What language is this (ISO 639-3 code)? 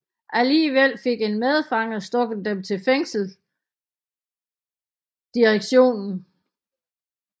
dan